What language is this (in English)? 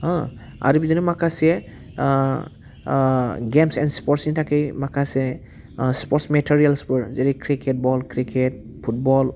Bodo